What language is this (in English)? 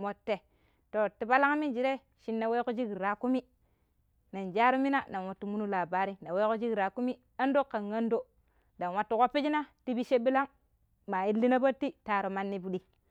Pero